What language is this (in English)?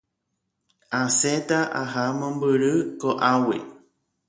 Guarani